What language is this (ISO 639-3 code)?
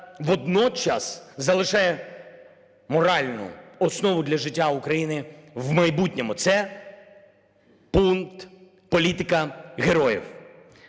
ukr